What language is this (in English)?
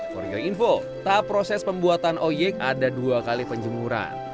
Indonesian